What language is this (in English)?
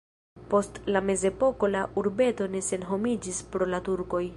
Esperanto